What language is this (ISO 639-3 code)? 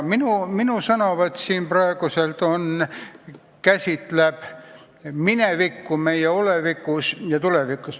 est